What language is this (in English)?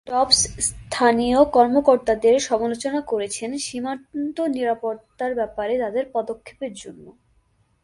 Bangla